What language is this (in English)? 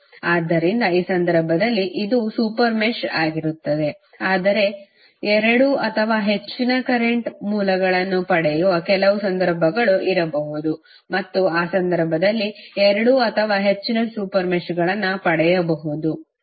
Kannada